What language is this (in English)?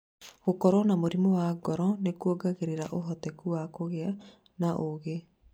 Kikuyu